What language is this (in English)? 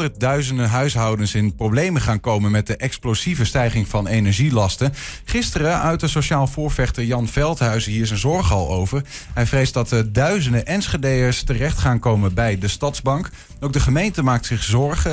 Dutch